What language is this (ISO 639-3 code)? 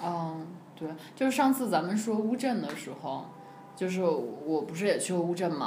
zho